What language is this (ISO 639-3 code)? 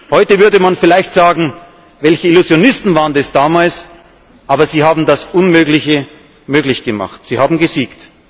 deu